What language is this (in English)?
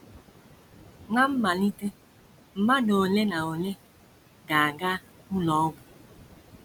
Igbo